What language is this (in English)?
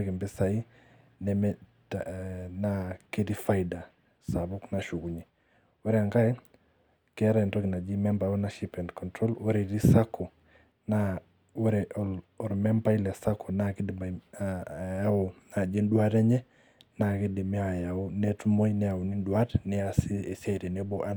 Masai